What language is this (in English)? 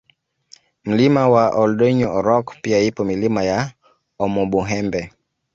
Swahili